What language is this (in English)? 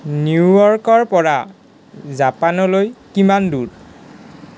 Assamese